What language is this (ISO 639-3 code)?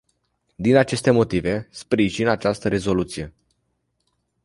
ron